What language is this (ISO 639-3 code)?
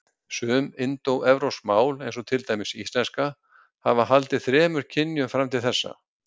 isl